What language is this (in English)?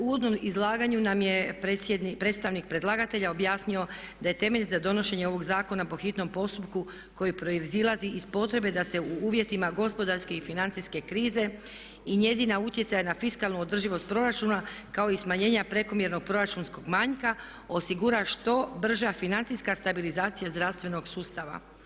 Croatian